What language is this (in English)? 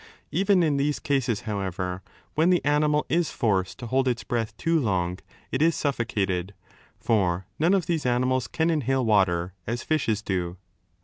English